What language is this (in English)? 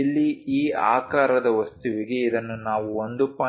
Kannada